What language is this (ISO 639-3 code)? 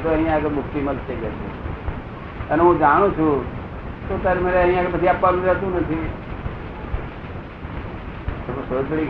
guj